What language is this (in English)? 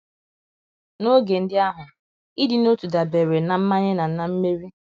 Igbo